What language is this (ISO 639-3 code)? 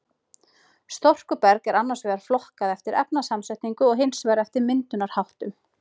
isl